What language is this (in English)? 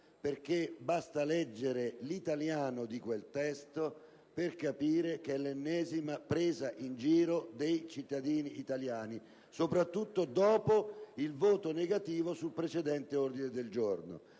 Italian